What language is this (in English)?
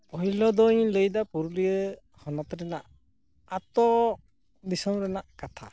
Santali